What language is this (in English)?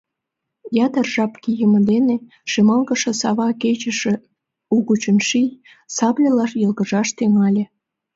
Mari